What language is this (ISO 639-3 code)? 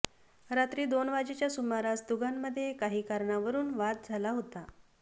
mar